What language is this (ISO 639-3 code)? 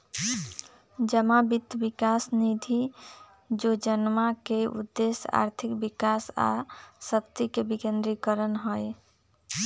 mag